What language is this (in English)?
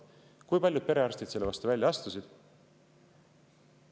Estonian